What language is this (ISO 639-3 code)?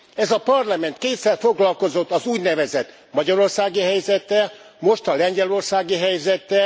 hun